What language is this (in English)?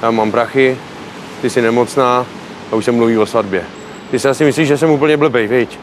Czech